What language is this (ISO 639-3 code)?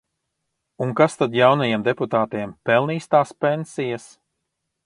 lav